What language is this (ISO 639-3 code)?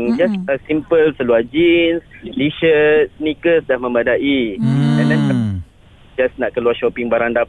msa